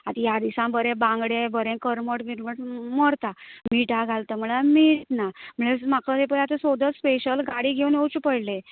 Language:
Konkani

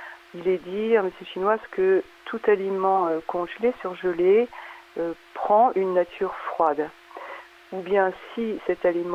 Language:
French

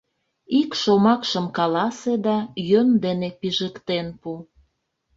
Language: Mari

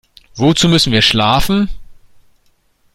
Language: German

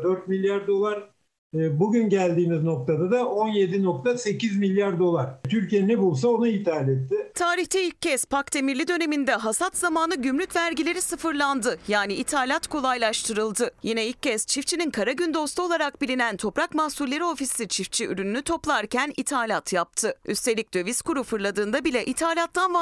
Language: Turkish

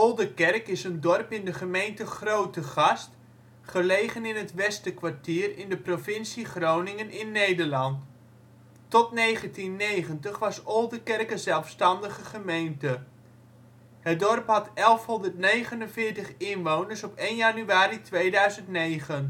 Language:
Dutch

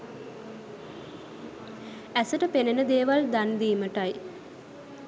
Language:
Sinhala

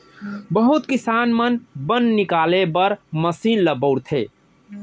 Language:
Chhattisgarhi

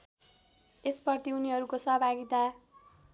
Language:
Nepali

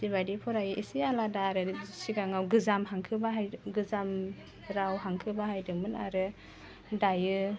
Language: Bodo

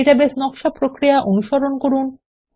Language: Bangla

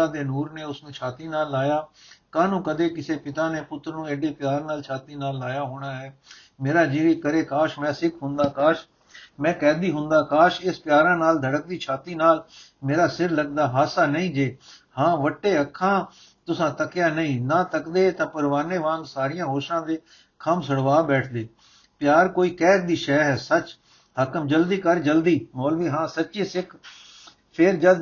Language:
Punjabi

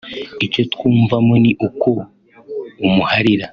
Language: Kinyarwanda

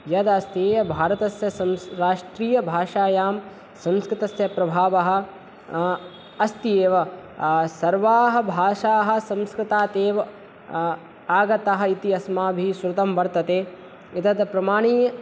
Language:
Sanskrit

